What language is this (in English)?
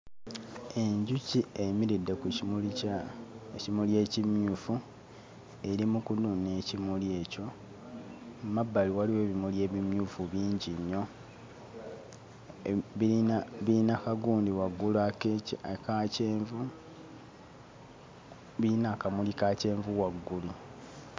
Ganda